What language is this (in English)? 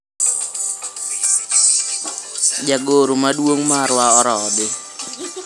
Luo (Kenya and Tanzania)